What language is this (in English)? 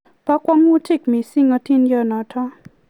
Kalenjin